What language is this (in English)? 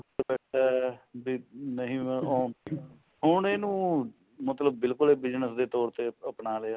Punjabi